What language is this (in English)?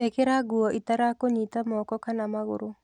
Kikuyu